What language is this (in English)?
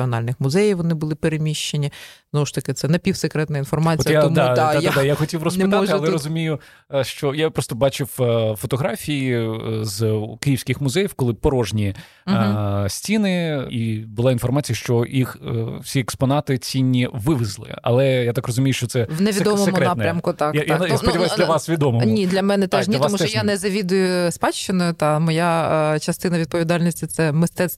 Ukrainian